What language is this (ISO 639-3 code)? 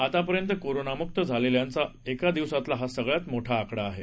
mar